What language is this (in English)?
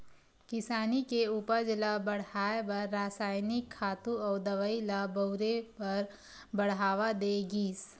Chhattisgarhi